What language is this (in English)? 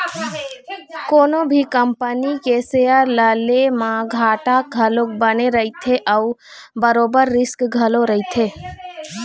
Chhattisgarhi